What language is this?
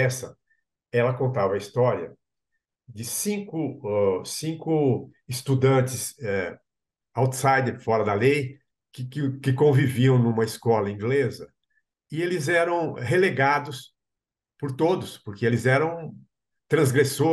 Portuguese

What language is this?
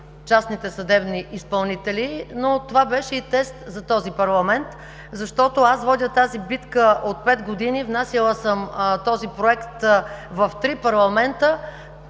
Bulgarian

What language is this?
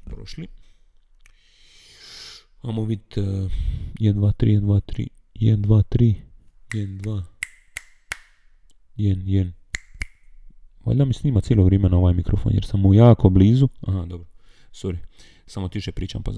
Croatian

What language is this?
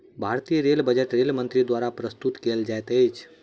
Maithili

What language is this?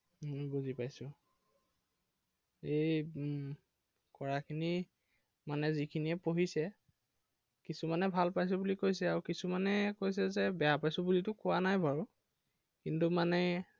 Assamese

